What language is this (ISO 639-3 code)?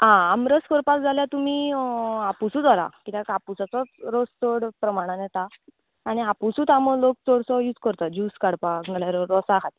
kok